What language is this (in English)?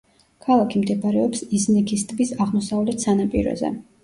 Georgian